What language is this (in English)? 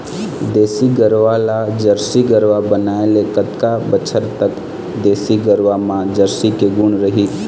Chhattisgarhi